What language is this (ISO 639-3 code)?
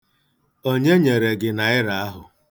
ibo